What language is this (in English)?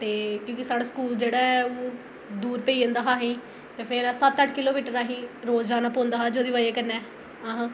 Dogri